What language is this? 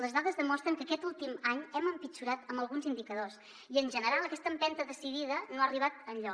Catalan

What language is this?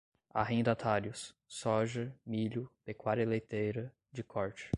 Portuguese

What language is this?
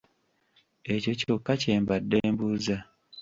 Ganda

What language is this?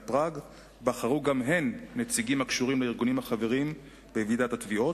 Hebrew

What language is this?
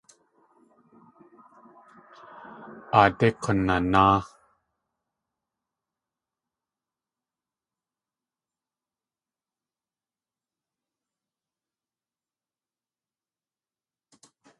Tlingit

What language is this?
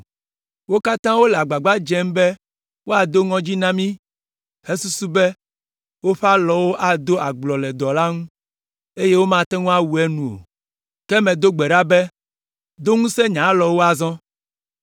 Ewe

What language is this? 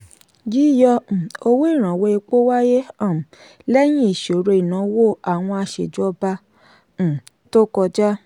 Yoruba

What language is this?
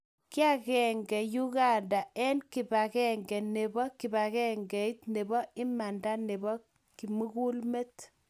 Kalenjin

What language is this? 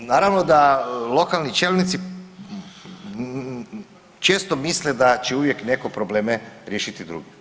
Croatian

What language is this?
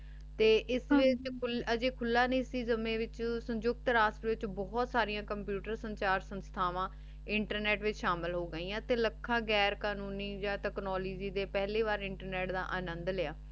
Punjabi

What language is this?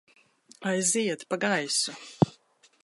Latvian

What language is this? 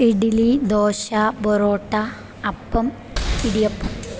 Malayalam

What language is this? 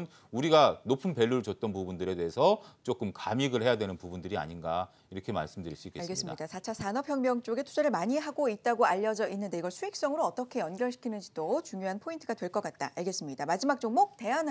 Korean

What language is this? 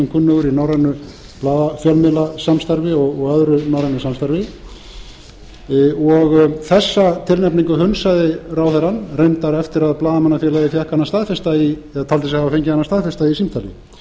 Icelandic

